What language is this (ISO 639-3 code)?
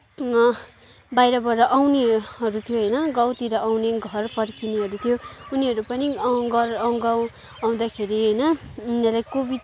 nep